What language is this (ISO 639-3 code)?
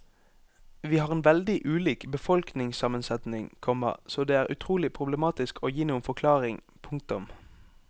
nor